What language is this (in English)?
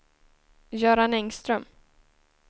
Swedish